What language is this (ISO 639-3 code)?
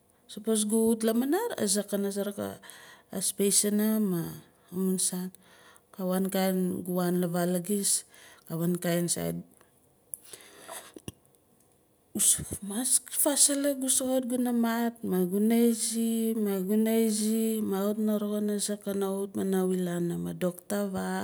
nal